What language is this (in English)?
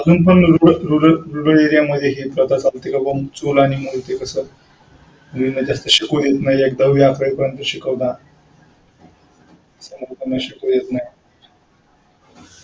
Marathi